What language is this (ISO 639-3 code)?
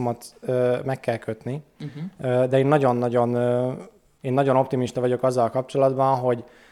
hun